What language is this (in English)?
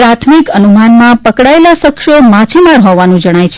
Gujarati